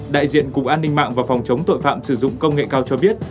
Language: Vietnamese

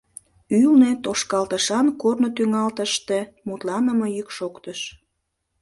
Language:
Mari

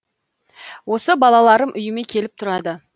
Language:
Kazakh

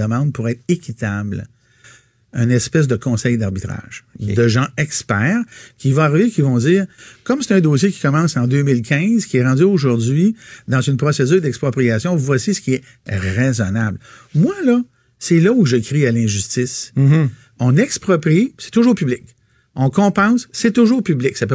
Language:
French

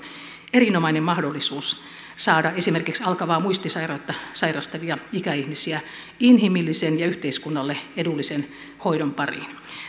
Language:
Finnish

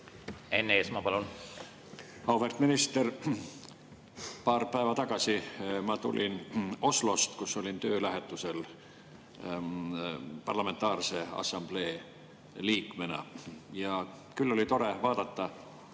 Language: Estonian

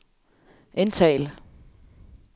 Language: Danish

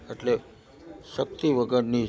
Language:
Gujarati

